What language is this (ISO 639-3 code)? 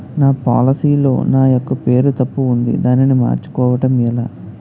tel